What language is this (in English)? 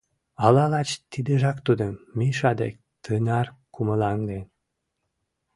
Mari